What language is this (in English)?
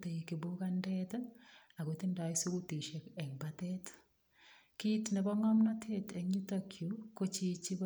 Kalenjin